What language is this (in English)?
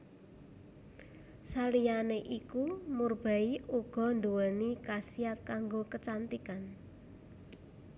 Javanese